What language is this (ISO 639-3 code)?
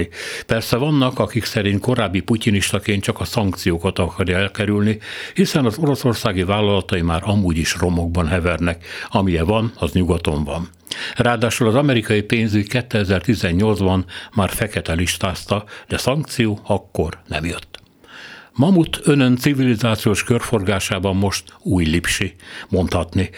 hun